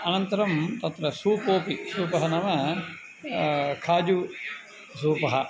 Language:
Sanskrit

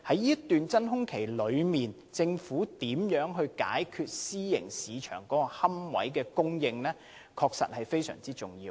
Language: Cantonese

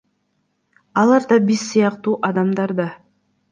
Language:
Kyrgyz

